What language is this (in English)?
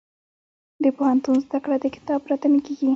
Pashto